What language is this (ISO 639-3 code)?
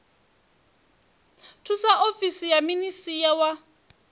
ven